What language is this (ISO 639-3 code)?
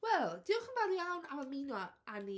cym